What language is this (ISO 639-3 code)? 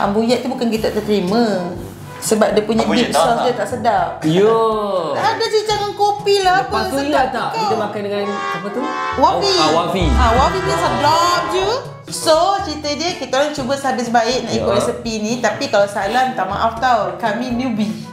msa